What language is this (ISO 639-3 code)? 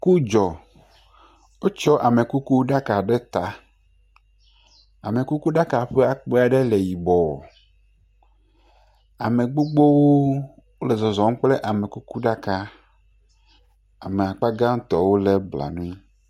ewe